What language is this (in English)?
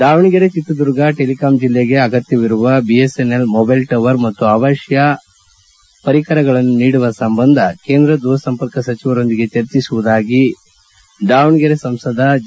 Kannada